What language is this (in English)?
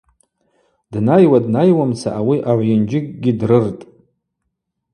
Abaza